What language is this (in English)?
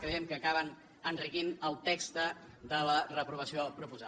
Catalan